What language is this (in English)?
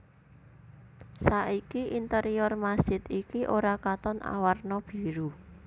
Javanese